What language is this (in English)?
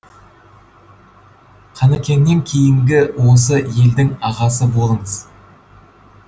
Kazakh